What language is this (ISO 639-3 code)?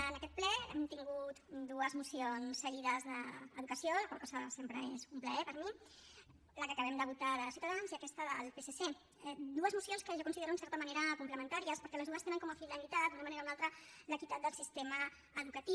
cat